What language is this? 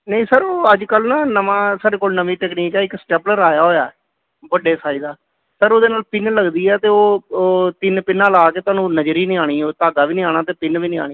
Punjabi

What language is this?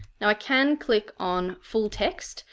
English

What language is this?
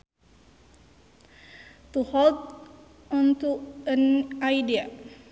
Sundanese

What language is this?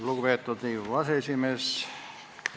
Estonian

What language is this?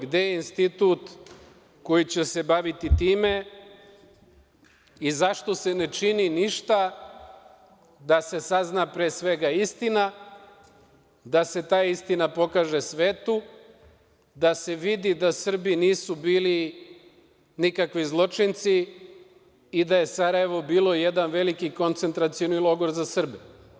Serbian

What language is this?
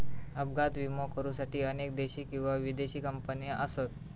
Marathi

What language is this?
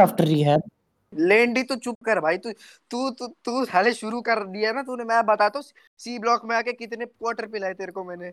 Hindi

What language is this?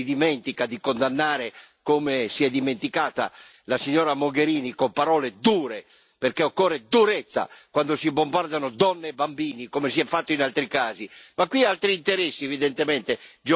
Italian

